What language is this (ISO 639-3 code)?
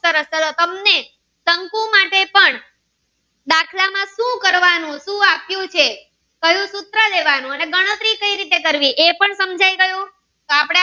guj